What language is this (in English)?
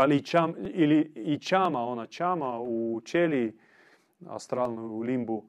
Croatian